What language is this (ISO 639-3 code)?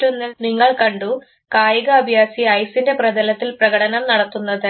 mal